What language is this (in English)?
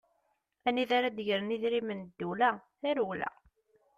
Kabyle